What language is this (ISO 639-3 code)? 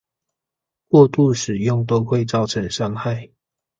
zho